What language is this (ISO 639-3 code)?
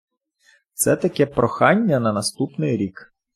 ukr